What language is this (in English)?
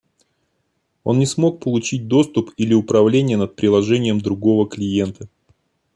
Russian